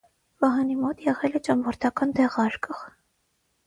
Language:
Armenian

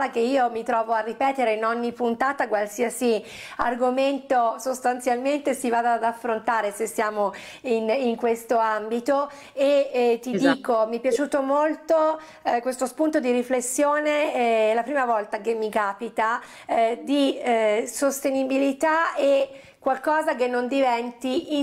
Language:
Italian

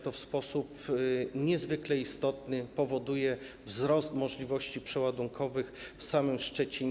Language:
Polish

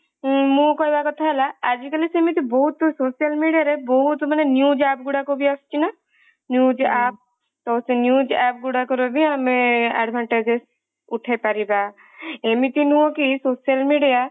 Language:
Odia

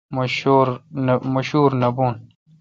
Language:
Kalkoti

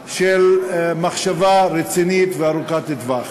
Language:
Hebrew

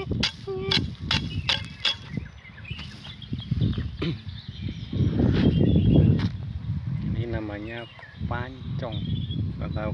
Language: Indonesian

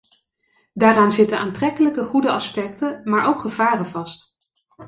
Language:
Dutch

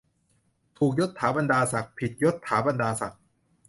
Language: Thai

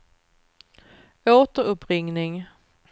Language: Swedish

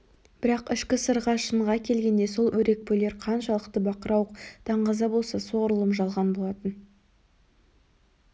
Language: Kazakh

